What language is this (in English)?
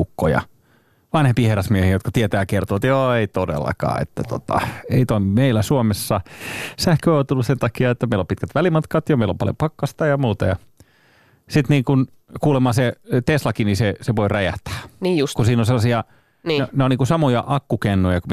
Finnish